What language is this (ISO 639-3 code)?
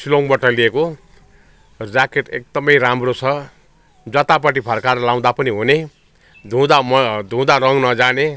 nep